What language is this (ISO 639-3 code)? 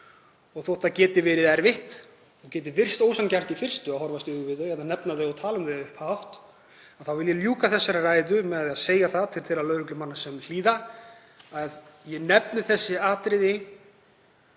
isl